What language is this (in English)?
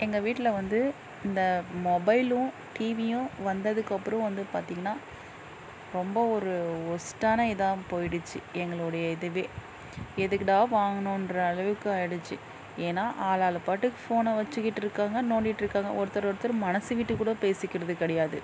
Tamil